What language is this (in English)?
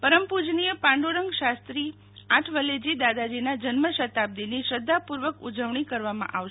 Gujarati